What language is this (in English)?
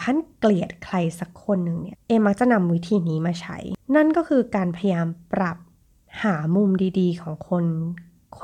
Thai